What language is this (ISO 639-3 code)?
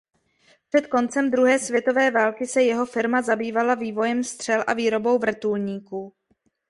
ces